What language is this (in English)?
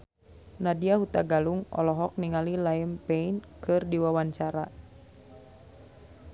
Sundanese